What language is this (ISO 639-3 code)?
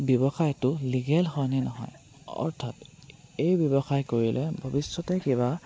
asm